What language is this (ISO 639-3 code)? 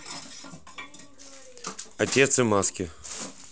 rus